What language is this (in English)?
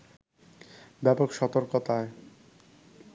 Bangla